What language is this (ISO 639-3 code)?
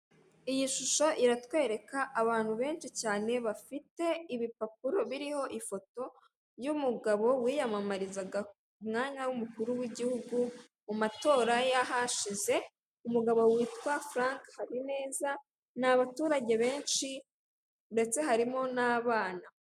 kin